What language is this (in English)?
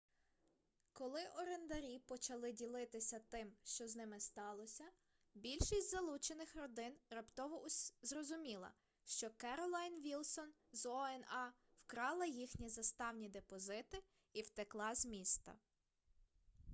Ukrainian